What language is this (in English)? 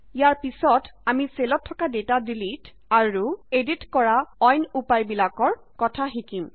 Assamese